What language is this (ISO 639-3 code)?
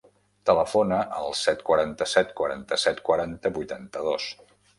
cat